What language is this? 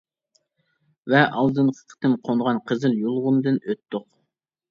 Uyghur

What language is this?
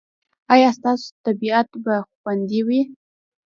Pashto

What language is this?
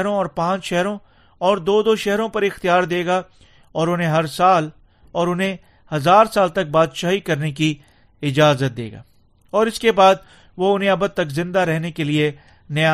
Urdu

